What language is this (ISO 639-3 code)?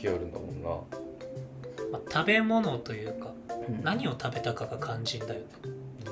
jpn